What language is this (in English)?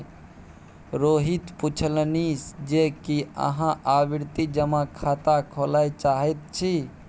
Maithili